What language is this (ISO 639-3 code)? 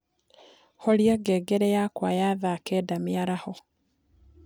kik